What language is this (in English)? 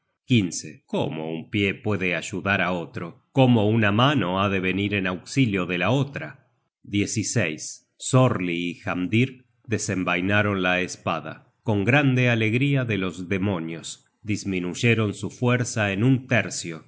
Spanish